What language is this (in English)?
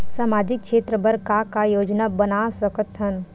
Chhattisgarhi